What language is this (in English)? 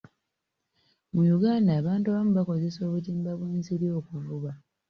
Ganda